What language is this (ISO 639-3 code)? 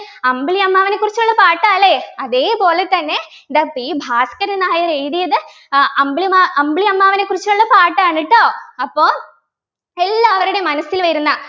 mal